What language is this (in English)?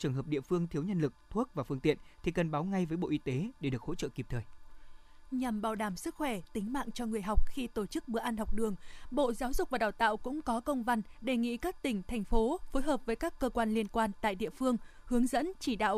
Vietnamese